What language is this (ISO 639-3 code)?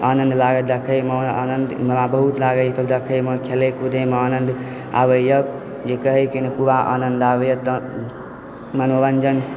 mai